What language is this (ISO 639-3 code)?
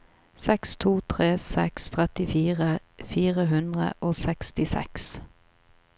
nor